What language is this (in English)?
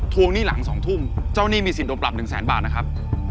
Thai